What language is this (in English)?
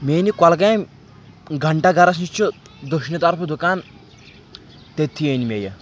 Kashmiri